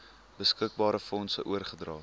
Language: Afrikaans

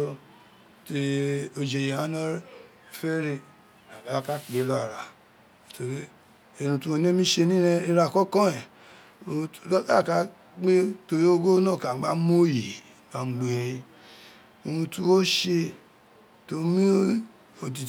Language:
Isekiri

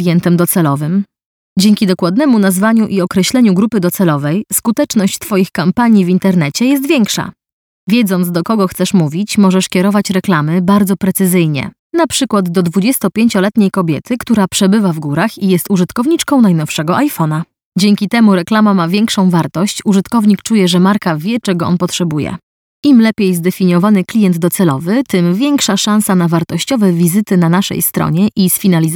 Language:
Polish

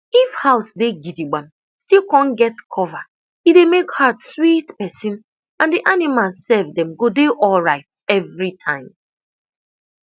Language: Nigerian Pidgin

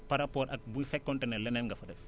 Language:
Wolof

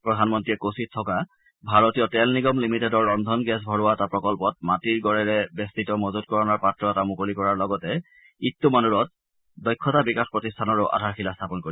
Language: Assamese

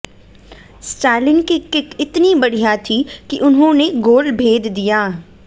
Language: Hindi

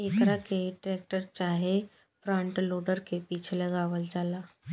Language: Bhojpuri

